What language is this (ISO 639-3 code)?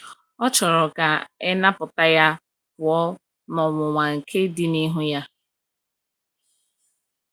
ibo